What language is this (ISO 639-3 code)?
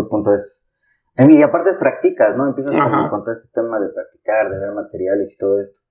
spa